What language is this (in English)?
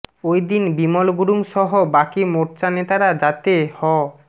Bangla